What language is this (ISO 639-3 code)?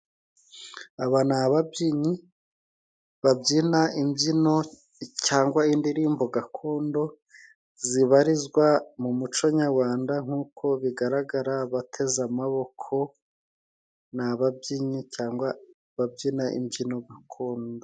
kin